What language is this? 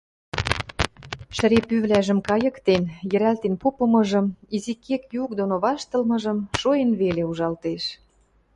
Western Mari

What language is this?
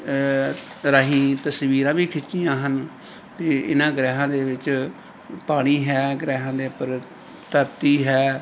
Punjabi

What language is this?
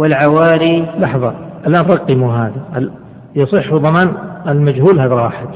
Arabic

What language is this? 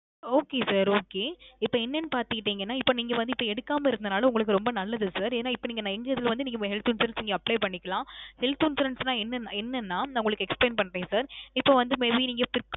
Tamil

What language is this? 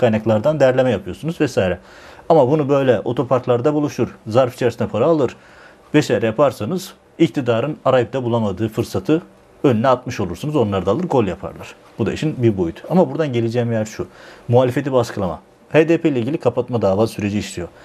Turkish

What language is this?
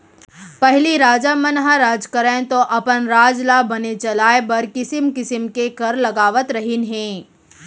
Chhattisgarhi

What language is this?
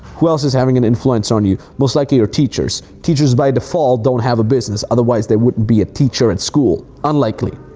English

